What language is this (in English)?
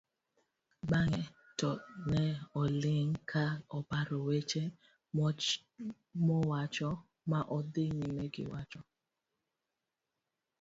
Luo (Kenya and Tanzania)